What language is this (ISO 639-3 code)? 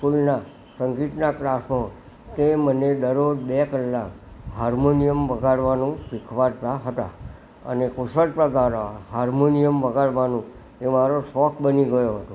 guj